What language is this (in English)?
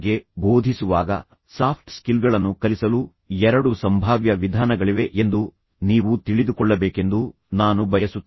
Kannada